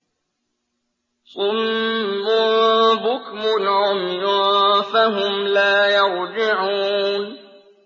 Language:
Arabic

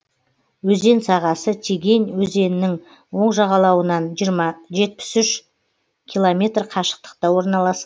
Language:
Kazakh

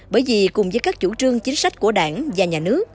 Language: Vietnamese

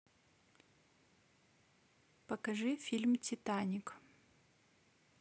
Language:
Russian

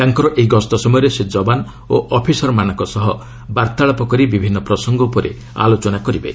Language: Odia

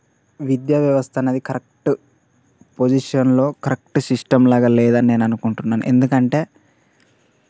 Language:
Telugu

